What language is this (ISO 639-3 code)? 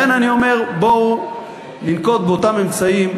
heb